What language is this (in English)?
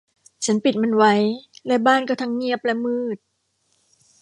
Thai